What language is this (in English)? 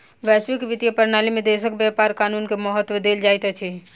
Maithili